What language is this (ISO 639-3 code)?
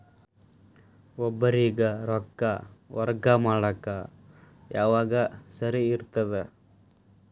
kan